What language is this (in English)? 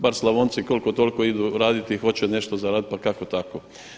Croatian